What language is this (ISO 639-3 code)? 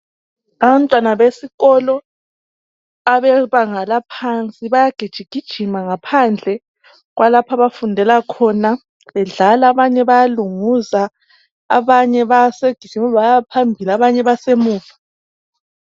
nde